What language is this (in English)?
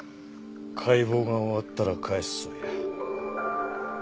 Japanese